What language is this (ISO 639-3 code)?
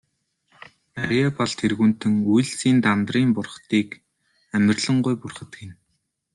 mon